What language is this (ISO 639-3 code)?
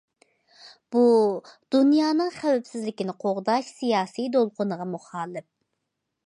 uig